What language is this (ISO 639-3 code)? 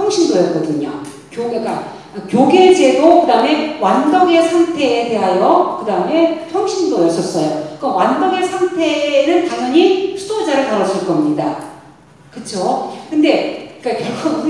kor